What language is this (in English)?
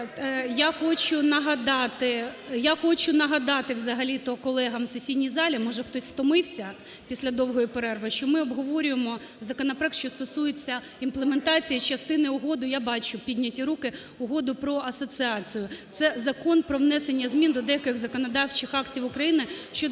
Ukrainian